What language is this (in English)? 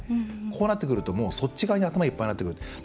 Japanese